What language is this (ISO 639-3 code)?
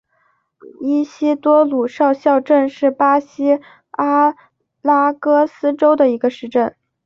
zho